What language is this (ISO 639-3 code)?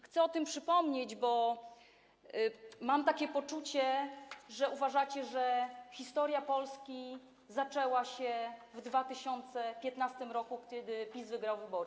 pol